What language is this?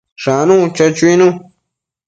Matsés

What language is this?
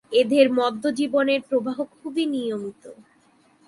Bangla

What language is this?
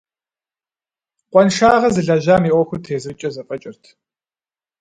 Kabardian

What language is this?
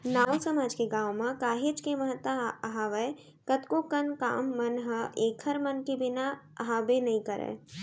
Chhattisgarhi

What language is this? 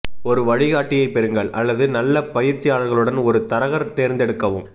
Tamil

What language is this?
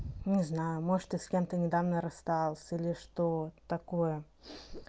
Russian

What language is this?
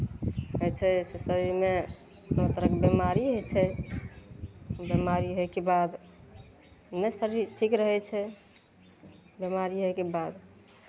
Maithili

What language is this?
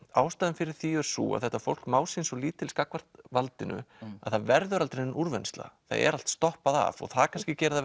Icelandic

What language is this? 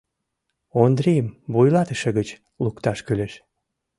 Mari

